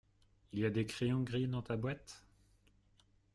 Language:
French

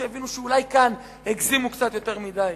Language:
Hebrew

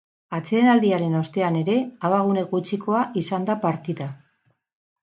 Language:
Basque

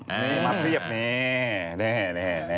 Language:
Thai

